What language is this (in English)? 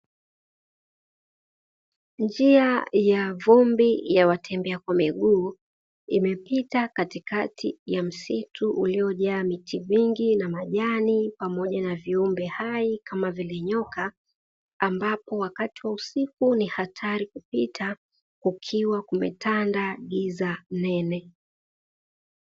Swahili